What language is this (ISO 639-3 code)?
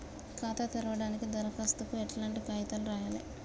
tel